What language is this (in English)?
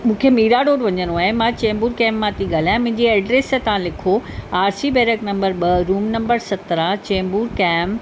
Sindhi